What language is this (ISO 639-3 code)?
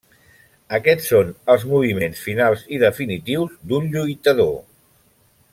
cat